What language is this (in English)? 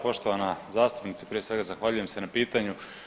Croatian